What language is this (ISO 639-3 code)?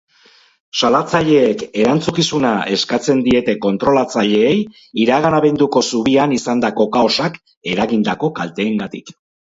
eus